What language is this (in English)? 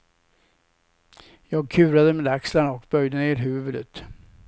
Swedish